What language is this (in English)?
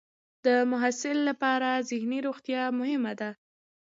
Pashto